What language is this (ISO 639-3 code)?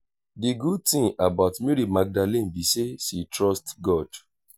pcm